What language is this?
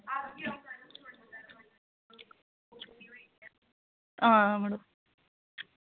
Dogri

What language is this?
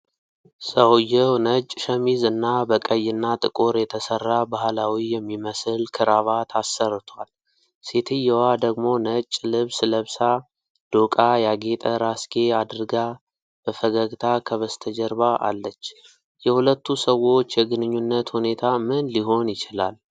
Amharic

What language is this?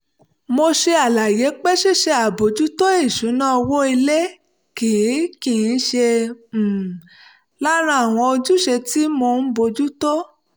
Yoruba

